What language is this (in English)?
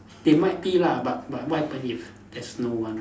English